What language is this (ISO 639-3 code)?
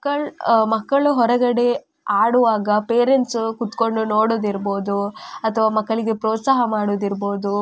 kan